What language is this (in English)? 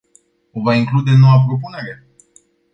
Romanian